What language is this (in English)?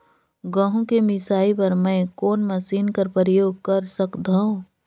Chhattisgarhi